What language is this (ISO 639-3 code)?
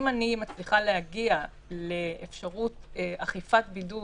heb